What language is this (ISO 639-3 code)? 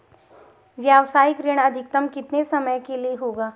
hin